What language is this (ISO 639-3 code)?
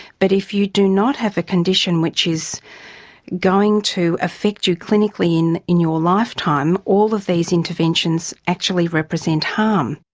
eng